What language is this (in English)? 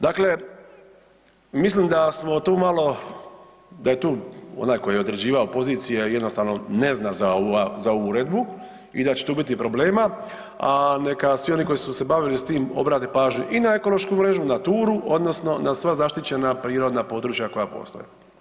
Croatian